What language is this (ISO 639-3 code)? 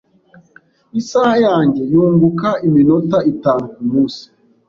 kin